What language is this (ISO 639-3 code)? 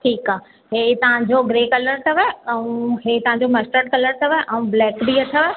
snd